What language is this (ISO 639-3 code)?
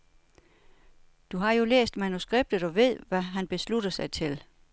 dan